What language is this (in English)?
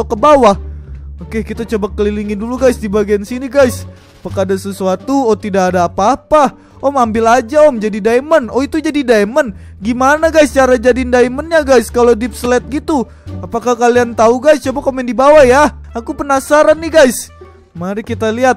Indonesian